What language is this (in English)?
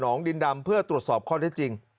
Thai